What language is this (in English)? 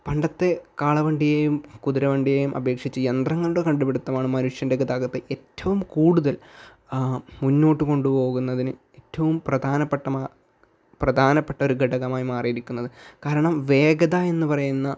Malayalam